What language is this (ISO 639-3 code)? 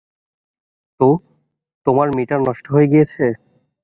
ben